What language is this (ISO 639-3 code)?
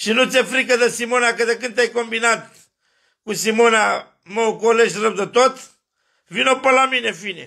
ron